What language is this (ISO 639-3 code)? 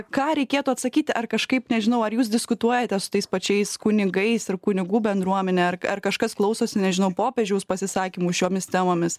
lit